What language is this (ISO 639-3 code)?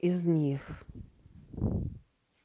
rus